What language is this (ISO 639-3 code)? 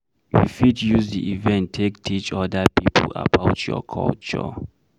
pcm